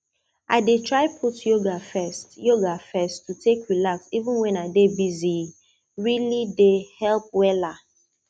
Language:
Nigerian Pidgin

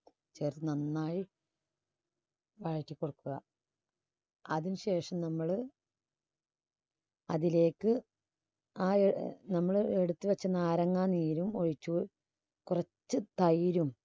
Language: Malayalam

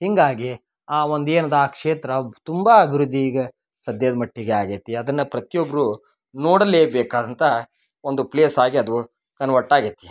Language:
Kannada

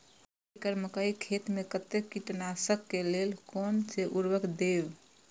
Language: Maithili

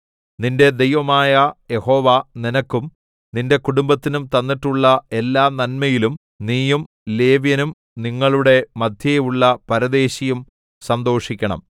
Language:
Malayalam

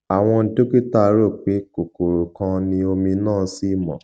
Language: Yoruba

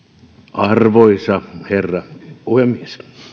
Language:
Finnish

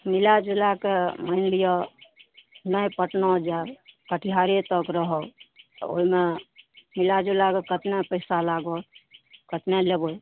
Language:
Maithili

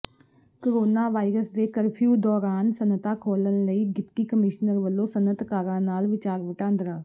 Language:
Punjabi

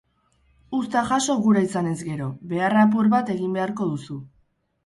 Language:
Basque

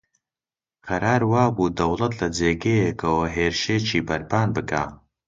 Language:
Central Kurdish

